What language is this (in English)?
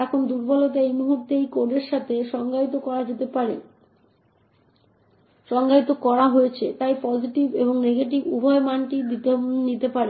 Bangla